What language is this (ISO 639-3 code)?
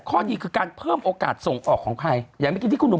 tha